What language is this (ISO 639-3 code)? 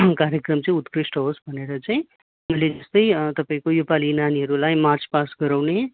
nep